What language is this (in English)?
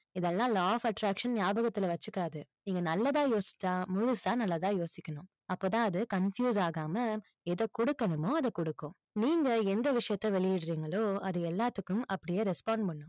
Tamil